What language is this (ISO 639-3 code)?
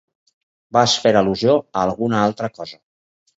cat